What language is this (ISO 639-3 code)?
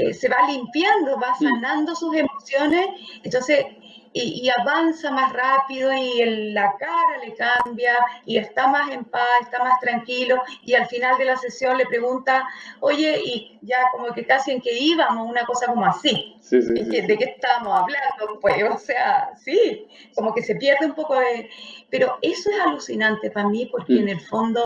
spa